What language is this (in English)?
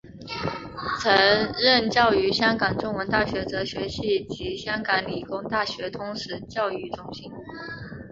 Chinese